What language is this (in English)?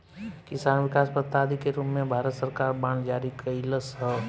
Bhojpuri